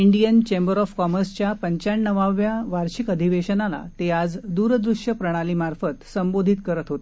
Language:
Marathi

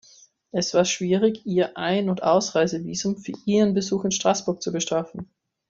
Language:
German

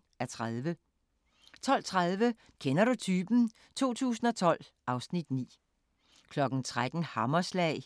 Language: Danish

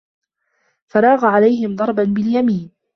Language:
Arabic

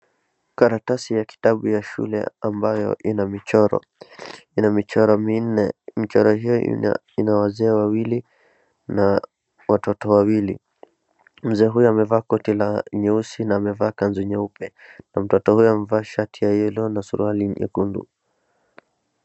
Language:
Swahili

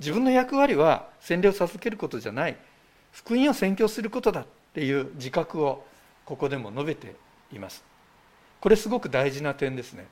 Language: Japanese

